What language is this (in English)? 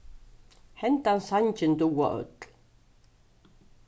Faroese